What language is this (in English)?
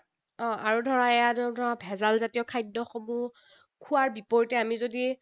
Assamese